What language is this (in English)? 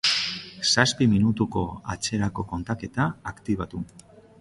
Basque